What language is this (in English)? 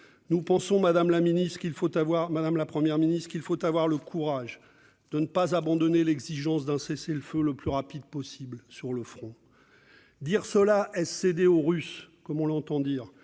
French